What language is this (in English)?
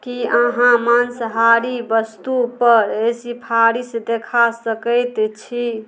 Maithili